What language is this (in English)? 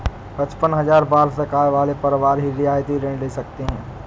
Hindi